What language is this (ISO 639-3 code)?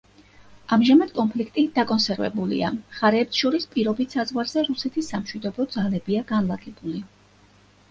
kat